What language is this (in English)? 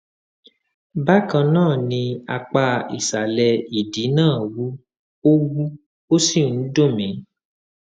Yoruba